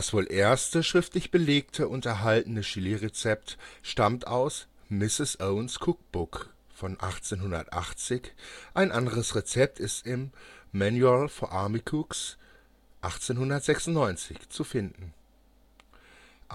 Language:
German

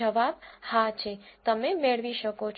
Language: Gujarati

